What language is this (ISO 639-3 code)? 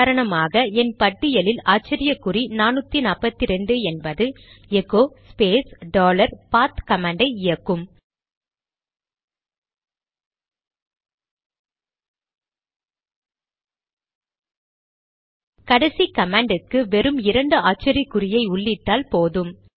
tam